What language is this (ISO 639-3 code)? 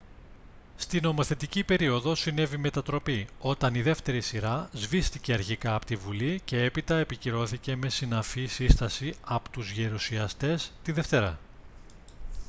ell